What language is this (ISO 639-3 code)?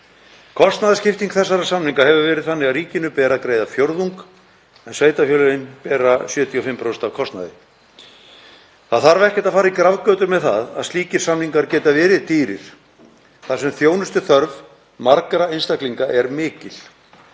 isl